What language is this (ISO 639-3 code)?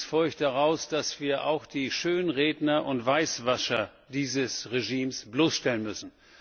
deu